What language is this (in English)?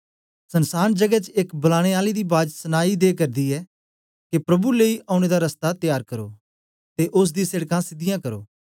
Dogri